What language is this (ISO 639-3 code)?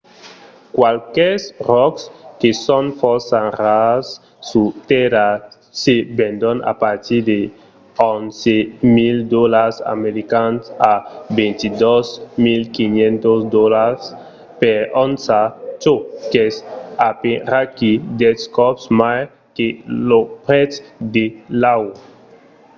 oci